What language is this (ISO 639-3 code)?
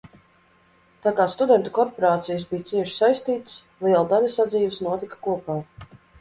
lav